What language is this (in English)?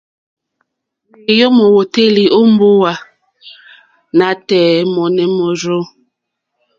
Mokpwe